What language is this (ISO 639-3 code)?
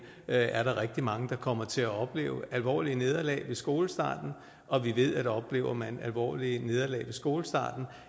dan